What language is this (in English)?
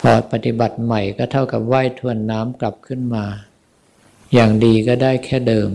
Thai